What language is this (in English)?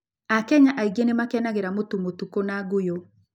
Kikuyu